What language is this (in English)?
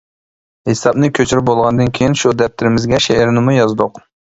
Uyghur